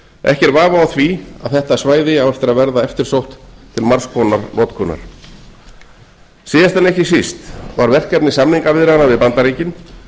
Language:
Icelandic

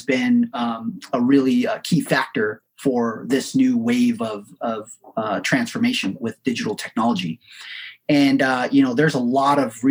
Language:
English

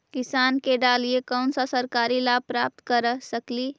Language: Magahi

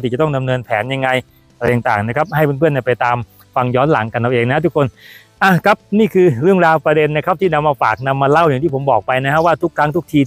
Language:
Thai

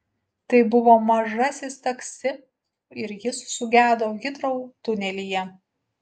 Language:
Lithuanian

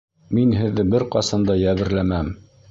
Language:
Bashkir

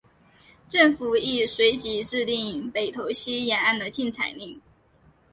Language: Chinese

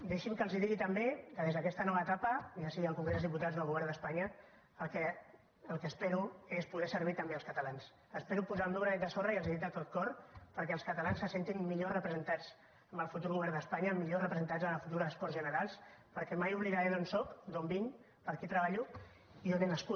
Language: Catalan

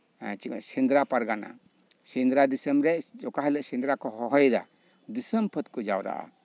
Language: Santali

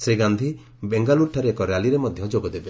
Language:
Odia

